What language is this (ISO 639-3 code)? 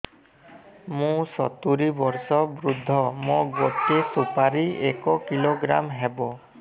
ori